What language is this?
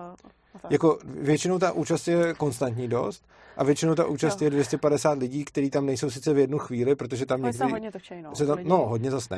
Czech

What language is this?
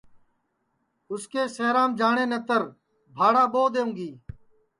Sansi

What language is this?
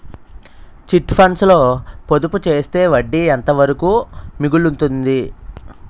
Telugu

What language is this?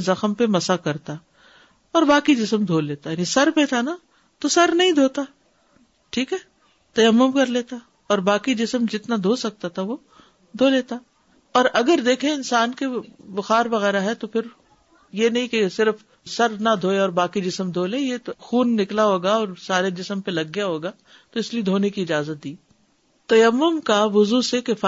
Urdu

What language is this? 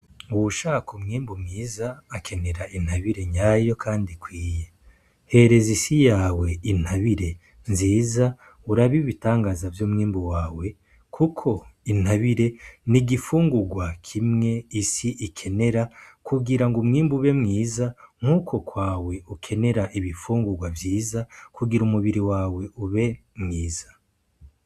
Rundi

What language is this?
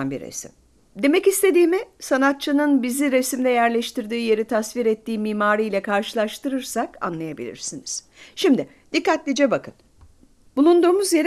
Turkish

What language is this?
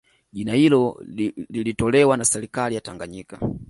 Swahili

